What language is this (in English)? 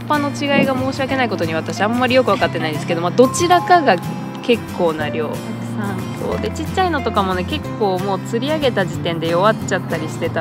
Japanese